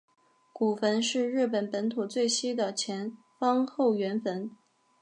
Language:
Chinese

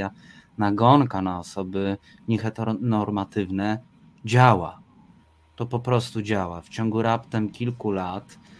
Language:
Polish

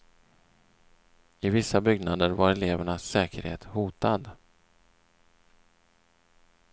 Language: Swedish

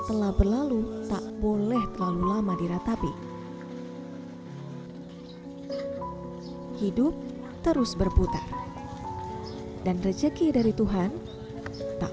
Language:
Indonesian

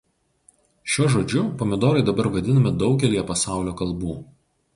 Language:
Lithuanian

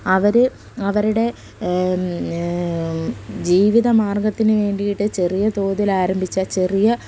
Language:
Malayalam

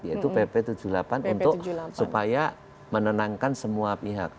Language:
Indonesian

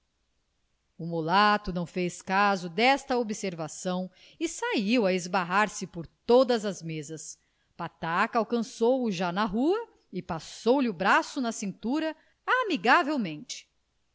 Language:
Portuguese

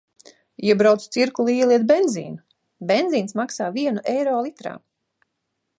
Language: Latvian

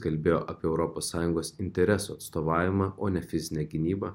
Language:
Lithuanian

